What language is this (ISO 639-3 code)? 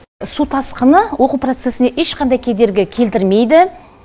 kaz